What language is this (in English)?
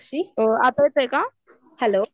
Marathi